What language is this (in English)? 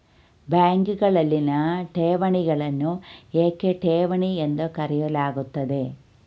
Kannada